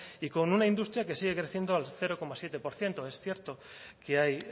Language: Spanish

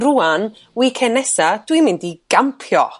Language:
Welsh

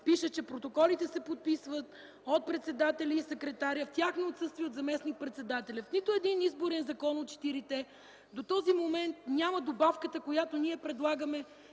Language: Bulgarian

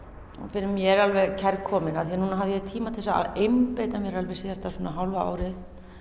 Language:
Icelandic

